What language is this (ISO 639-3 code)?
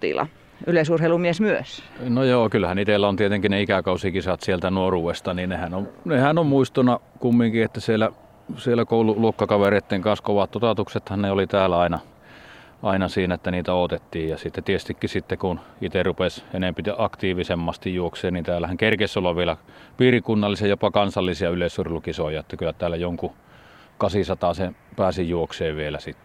fin